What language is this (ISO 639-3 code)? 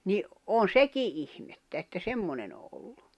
fin